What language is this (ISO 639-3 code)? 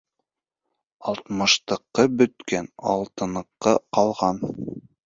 bak